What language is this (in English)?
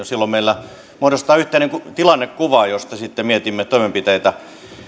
Finnish